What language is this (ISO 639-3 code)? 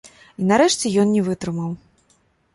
bel